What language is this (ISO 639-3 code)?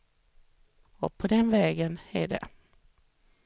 swe